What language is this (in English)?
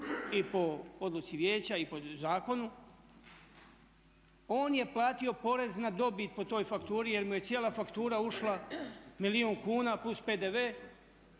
Croatian